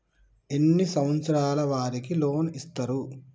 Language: Telugu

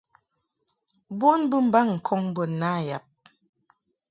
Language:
Mungaka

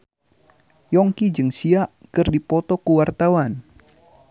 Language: Sundanese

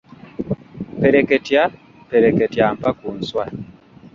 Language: Ganda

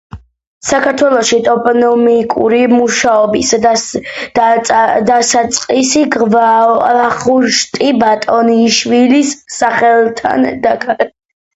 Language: Georgian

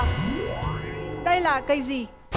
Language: Vietnamese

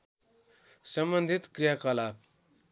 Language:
Nepali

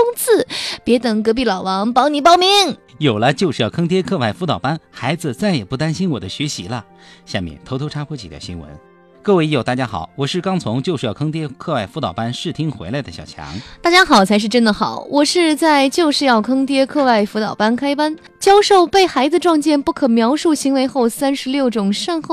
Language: Chinese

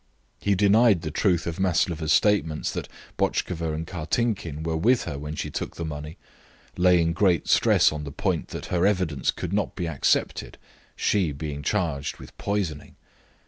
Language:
English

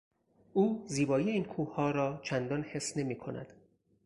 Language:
Persian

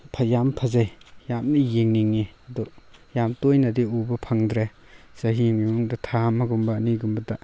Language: Manipuri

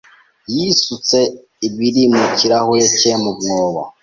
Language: Kinyarwanda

